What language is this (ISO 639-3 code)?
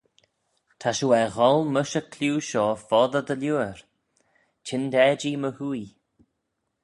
glv